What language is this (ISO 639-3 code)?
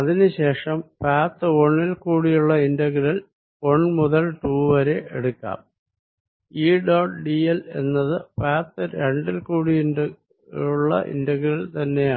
mal